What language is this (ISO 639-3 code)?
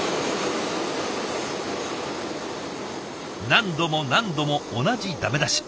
jpn